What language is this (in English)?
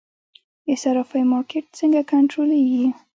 Pashto